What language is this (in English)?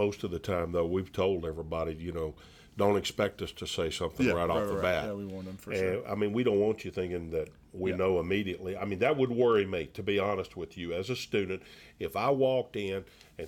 English